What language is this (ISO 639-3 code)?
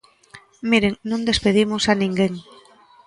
glg